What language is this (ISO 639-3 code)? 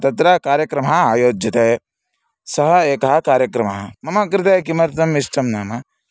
san